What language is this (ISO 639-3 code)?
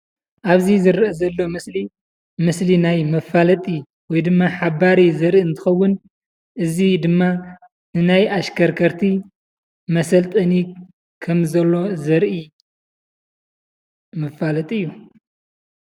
tir